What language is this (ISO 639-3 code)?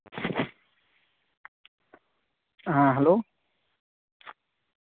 sat